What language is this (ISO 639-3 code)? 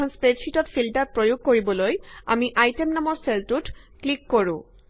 asm